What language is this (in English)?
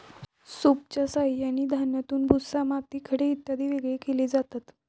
Marathi